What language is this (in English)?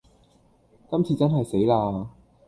Cantonese